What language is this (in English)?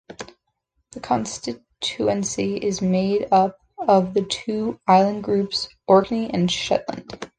English